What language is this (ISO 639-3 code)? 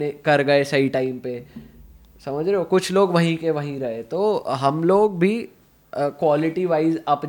hin